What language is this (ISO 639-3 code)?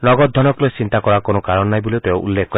asm